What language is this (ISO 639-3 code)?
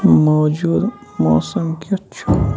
kas